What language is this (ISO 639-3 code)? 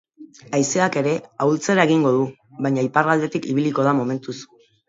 eus